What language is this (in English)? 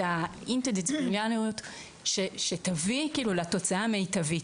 Hebrew